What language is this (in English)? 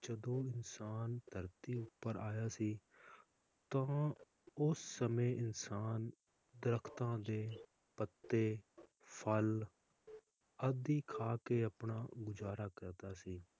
Punjabi